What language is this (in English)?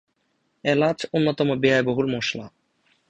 Bangla